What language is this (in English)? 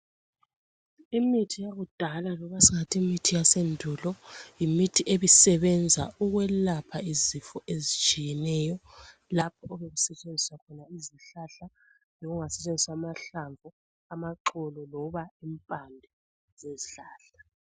North Ndebele